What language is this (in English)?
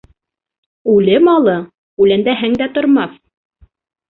Bashkir